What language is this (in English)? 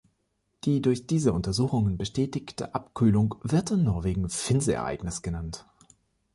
German